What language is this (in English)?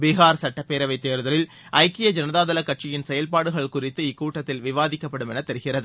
Tamil